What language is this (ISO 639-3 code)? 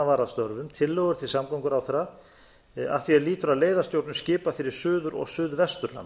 isl